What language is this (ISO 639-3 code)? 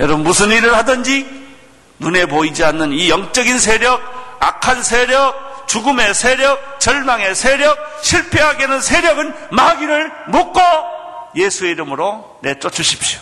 kor